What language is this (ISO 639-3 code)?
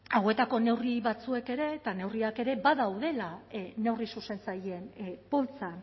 eus